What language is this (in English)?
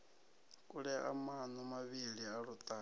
Venda